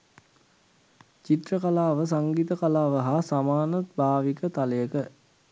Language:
Sinhala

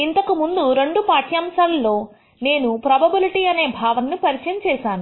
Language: Telugu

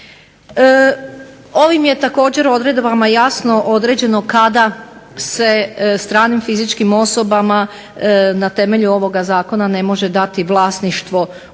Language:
Croatian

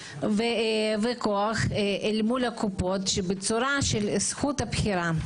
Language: Hebrew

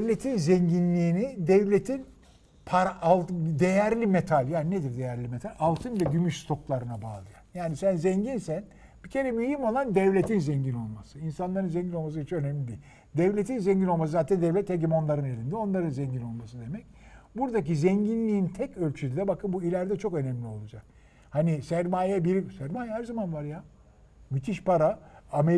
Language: Turkish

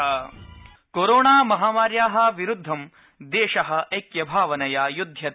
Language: Sanskrit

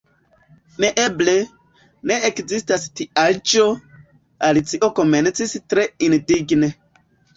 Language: Esperanto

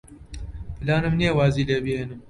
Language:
Central Kurdish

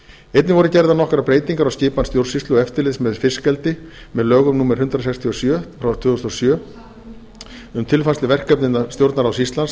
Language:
Icelandic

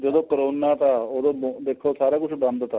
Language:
Punjabi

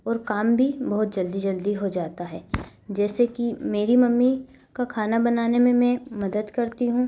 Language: Hindi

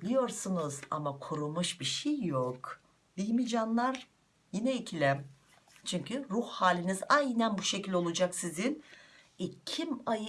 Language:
Turkish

